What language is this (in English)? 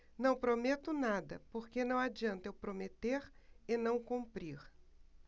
Portuguese